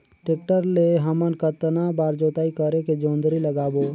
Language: Chhattisgarhi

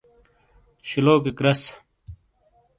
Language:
Shina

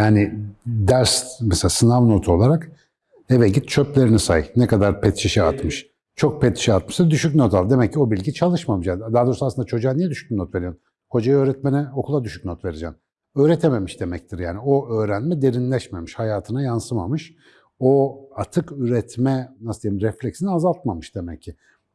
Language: Turkish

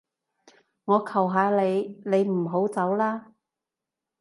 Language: Cantonese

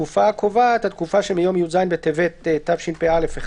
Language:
Hebrew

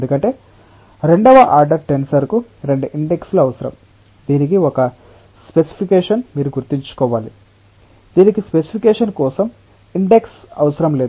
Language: Telugu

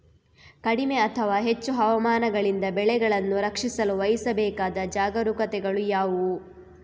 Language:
Kannada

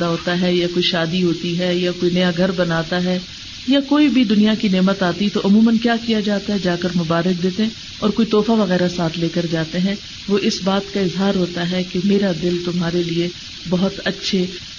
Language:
Urdu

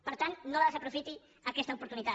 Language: Catalan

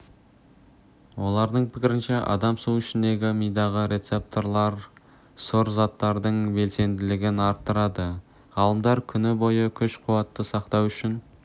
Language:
Kazakh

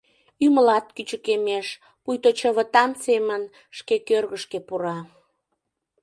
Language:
Mari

